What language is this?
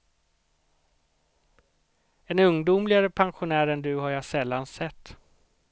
Swedish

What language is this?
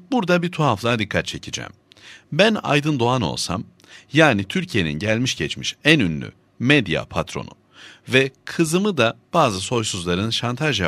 Turkish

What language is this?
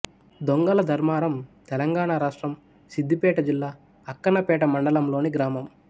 Telugu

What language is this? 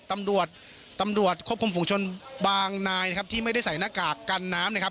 Thai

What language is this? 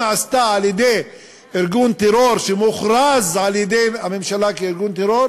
Hebrew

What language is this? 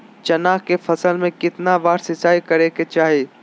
Magahi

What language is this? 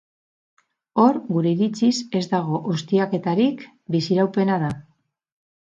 Basque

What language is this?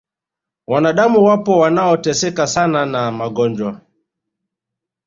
Swahili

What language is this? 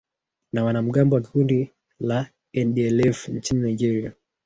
Swahili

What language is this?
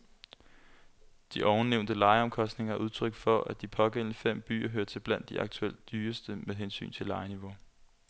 Danish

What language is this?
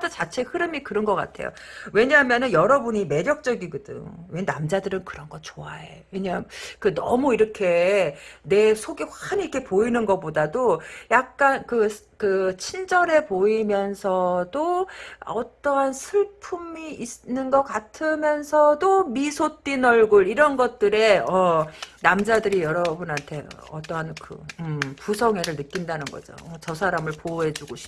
Korean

